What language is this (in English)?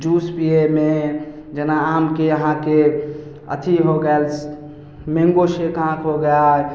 Maithili